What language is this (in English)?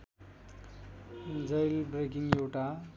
Nepali